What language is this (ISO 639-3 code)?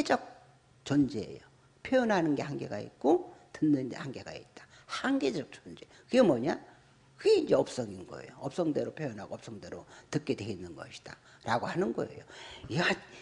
kor